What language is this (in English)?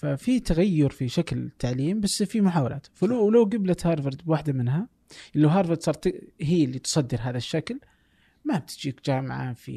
Arabic